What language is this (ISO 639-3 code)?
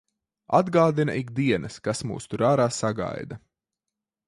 lav